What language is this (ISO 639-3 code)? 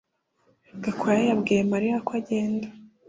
kin